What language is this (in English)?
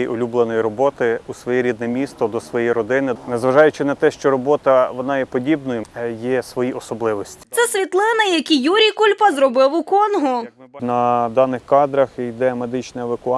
Ukrainian